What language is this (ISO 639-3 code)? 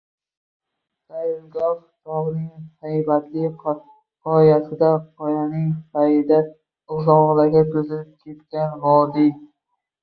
uzb